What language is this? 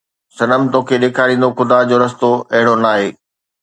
Sindhi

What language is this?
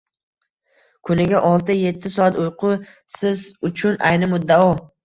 Uzbek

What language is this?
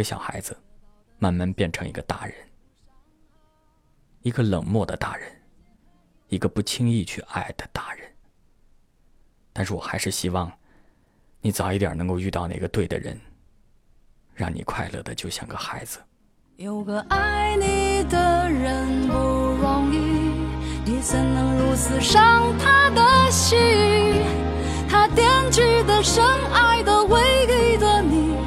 Chinese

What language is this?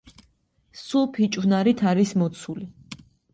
Georgian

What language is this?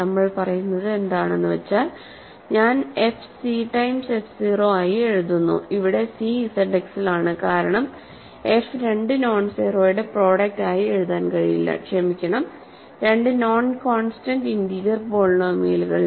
Malayalam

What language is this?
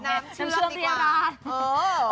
Thai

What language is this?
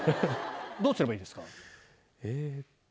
Japanese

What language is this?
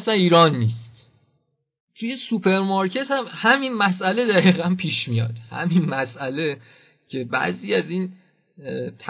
Persian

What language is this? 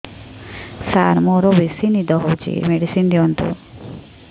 Odia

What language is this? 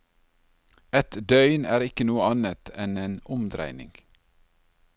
Norwegian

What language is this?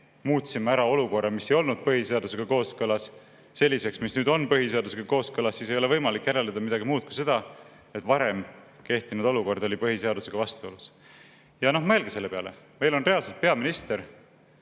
Estonian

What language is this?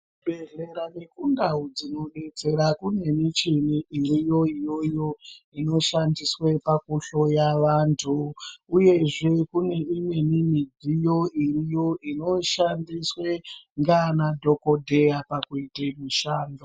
Ndau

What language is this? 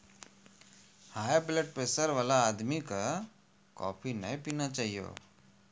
Maithili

